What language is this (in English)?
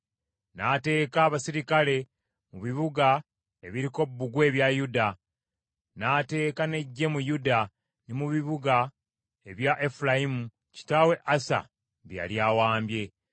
Ganda